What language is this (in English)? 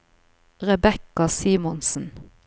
Norwegian